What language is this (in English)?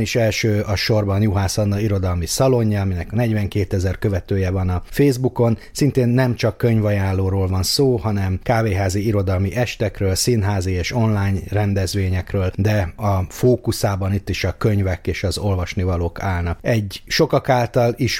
Hungarian